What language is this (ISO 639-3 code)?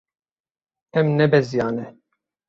kur